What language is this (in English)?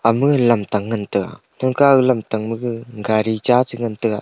Wancho Naga